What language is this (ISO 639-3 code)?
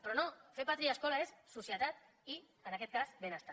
cat